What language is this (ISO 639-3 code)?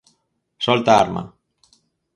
glg